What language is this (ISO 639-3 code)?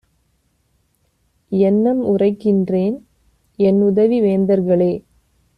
tam